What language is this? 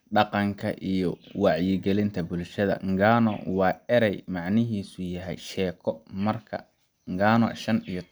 Somali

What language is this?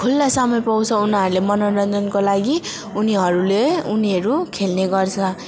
Nepali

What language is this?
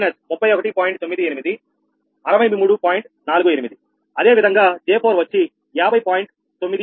Telugu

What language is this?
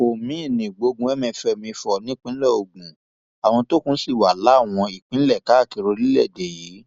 Yoruba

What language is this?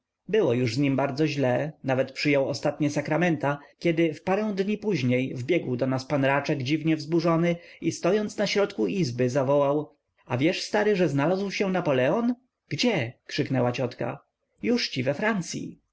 Polish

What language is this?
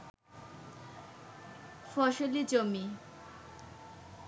Bangla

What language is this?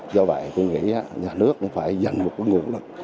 Vietnamese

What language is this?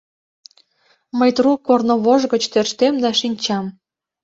Mari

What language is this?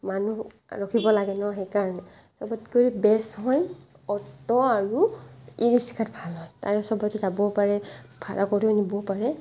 Assamese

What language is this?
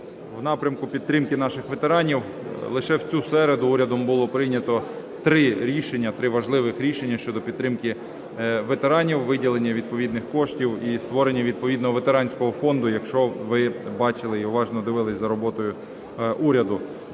Ukrainian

